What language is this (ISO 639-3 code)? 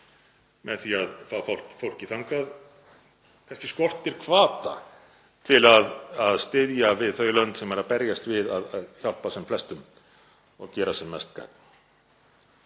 isl